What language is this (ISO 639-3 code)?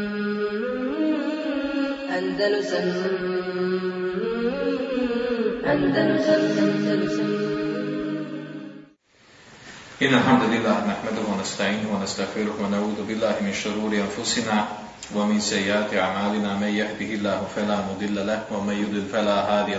hrv